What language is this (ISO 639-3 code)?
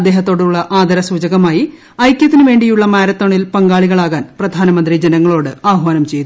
mal